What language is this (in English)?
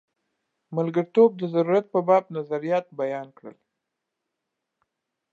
Pashto